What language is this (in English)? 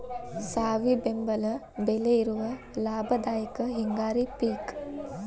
Kannada